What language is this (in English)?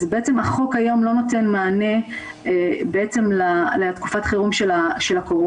Hebrew